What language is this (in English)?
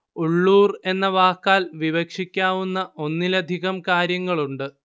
Malayalam